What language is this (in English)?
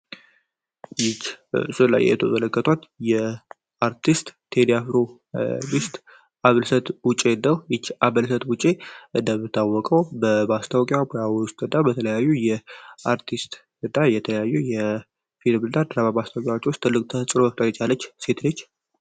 Amharic